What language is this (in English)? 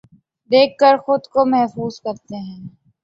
Urdu